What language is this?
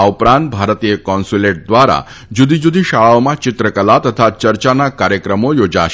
Gujarati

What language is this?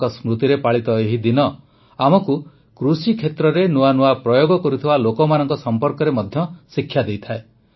Odia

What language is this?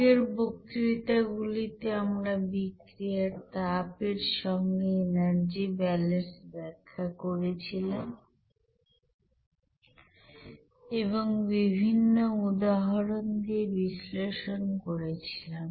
Bangla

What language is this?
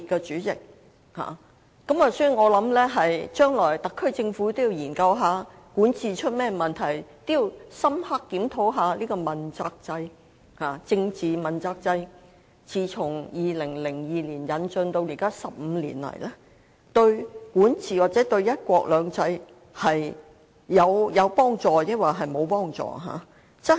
Cantonese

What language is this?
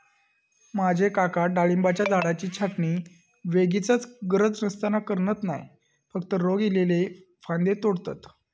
Marathi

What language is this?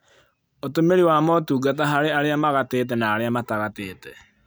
Kikuyu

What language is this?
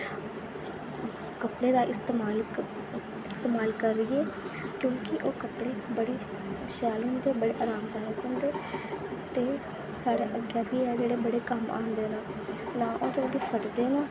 Dogri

